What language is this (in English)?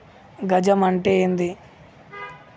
Telugu